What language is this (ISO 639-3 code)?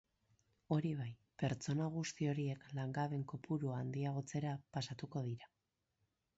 eus